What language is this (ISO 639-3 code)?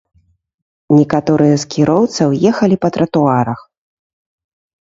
bel